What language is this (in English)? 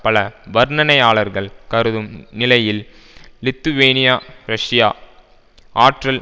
Tamil